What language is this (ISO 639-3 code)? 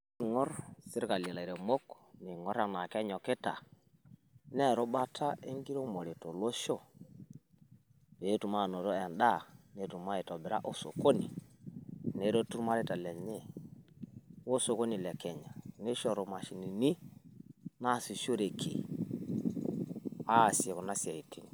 mas